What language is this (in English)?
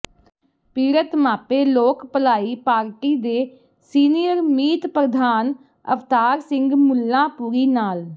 Punjabi